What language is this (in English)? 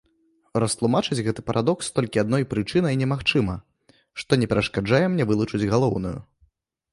Belarusian